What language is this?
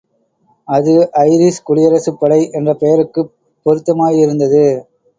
Tamil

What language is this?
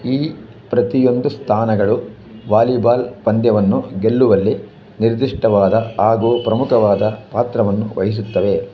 Kannada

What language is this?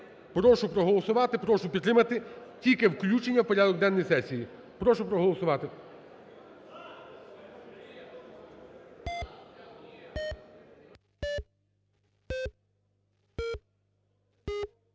Ukrainian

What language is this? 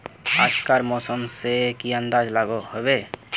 Magahi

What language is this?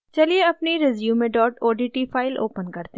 Hindi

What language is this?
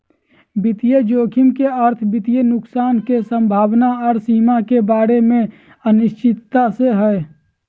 Magahi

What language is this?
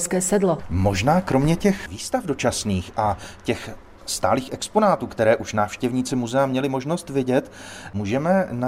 Czech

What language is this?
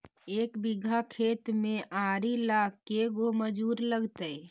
Magahi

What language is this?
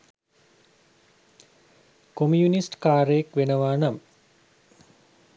Sinhala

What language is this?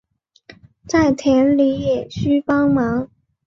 Chinese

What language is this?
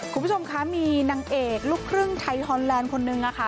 Thai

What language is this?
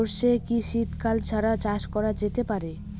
Bangla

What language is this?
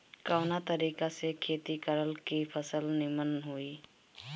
Bhojpuri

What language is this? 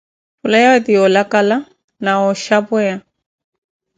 Koti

